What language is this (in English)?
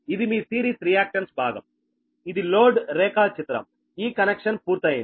Telugu